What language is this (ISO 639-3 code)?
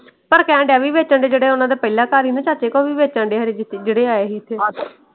pan